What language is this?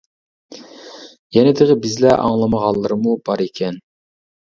Uyghur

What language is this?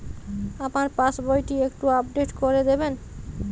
Bangla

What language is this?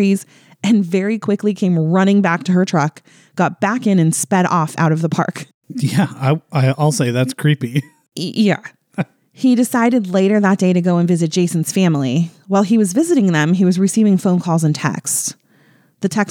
English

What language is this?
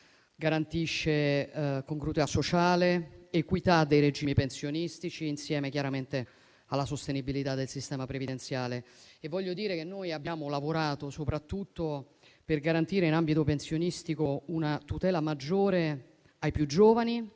Italian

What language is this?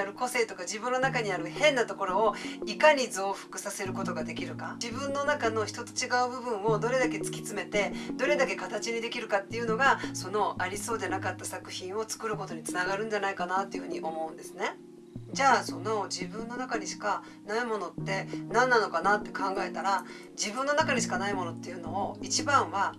Japanese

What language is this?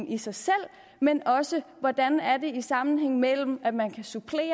Danish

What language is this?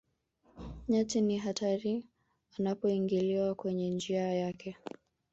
Swahili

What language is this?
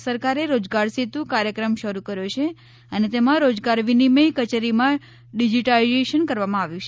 Gujarati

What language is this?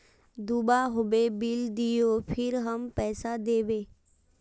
Magahi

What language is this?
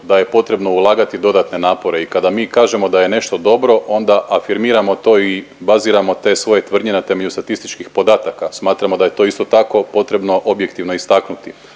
Croatian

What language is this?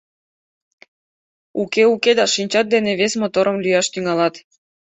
Mari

